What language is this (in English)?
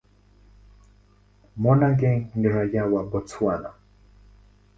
Swahili